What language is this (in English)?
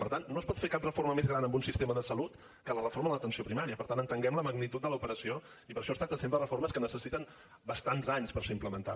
Catalan